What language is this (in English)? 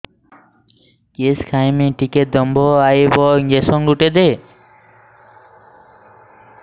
Odia